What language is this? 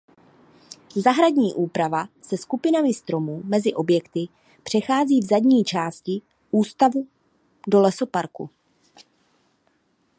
Czech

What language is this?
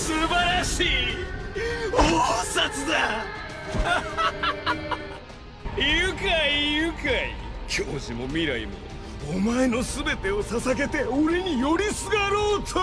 Japanese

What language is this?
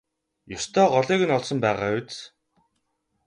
Mongolian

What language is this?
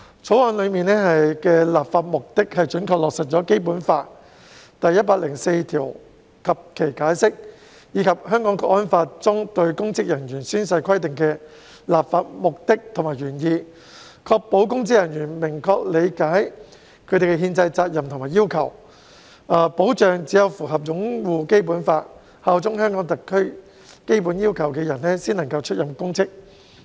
Cantonese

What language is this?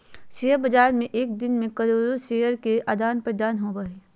Magahi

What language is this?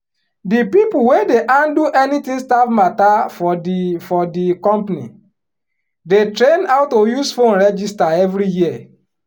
Nigerian Pidgin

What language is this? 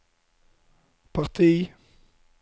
Norwegian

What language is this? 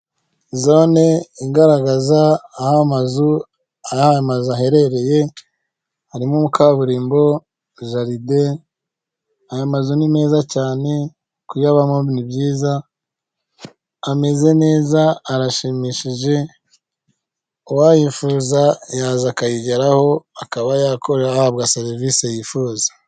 Kinyarwanda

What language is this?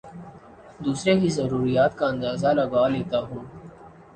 Urdu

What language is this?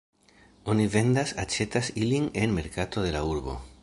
Esperanto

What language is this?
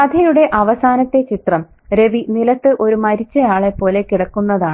Malayalam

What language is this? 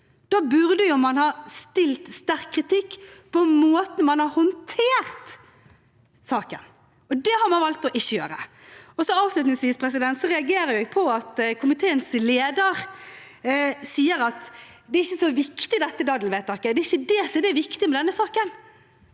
Norwegian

